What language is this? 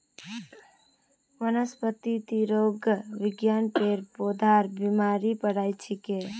Magahi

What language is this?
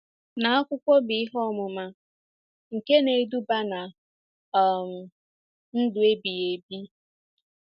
Igbo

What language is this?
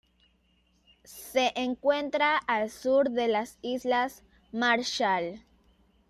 Spanish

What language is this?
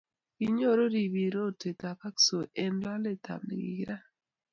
Kalenjin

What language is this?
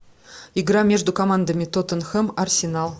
Russian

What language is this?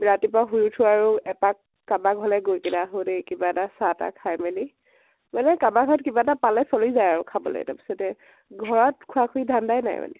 Assamese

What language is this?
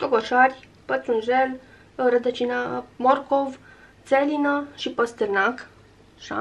Romanian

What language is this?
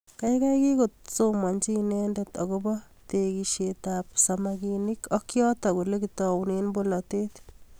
Kalenjin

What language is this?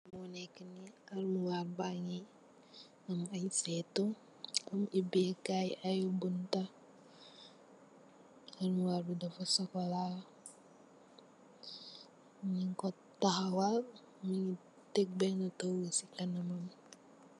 Wolof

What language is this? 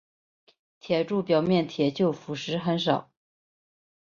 Chinese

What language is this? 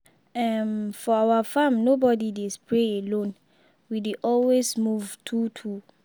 Nigerian Pidgin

